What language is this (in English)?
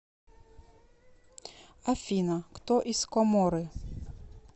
Russian